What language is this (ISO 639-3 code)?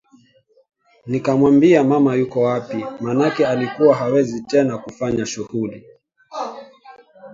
swa